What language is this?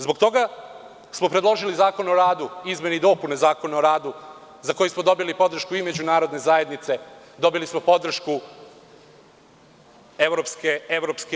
Serbian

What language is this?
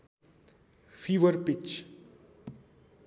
Nepali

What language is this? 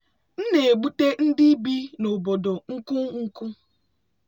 Igbo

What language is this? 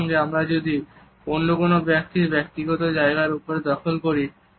Bangla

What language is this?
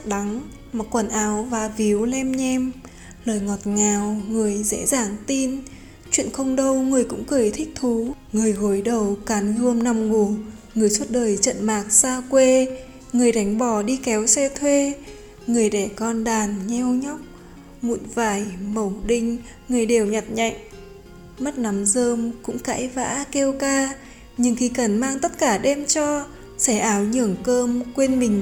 Vietnamese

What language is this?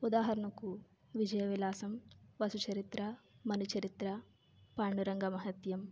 Telugu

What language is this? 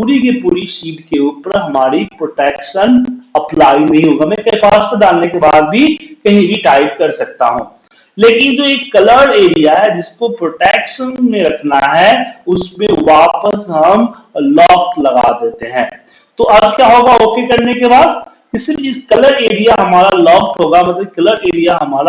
Hindi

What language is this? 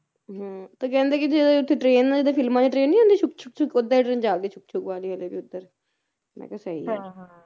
Punjabi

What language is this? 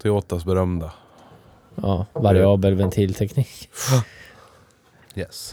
Swedish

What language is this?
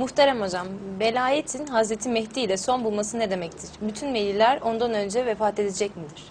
Turkish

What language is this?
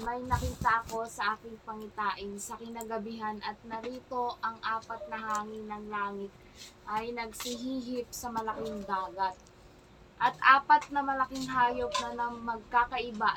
Filipino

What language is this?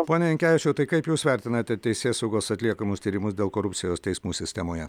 Lithuanian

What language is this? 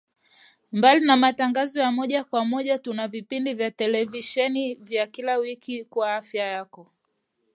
Swahili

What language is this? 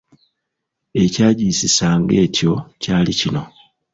Ganda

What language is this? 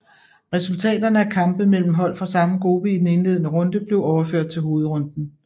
Danish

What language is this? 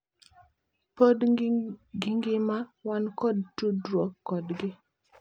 Luo (Kenya and Tanzania)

